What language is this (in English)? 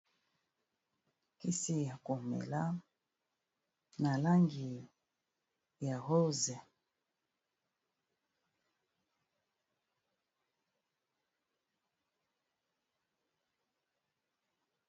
Lingala